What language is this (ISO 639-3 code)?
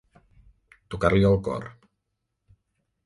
cat